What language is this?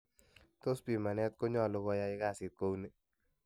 Kalenjin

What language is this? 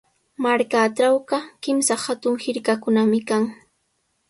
Sihuas Ancash Quechua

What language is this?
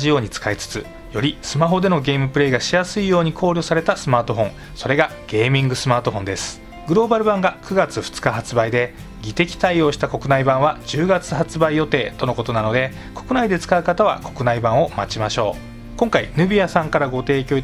Japanese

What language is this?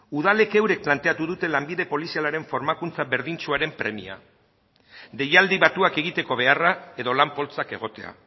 Basque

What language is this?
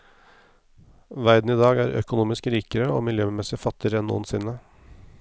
Norwegian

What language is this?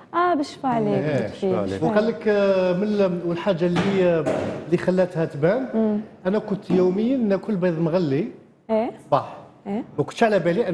Arabic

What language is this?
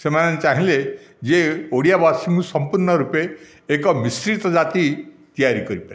Odia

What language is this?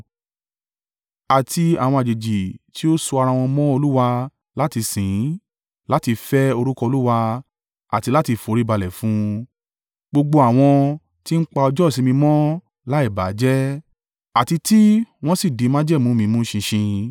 Yoruba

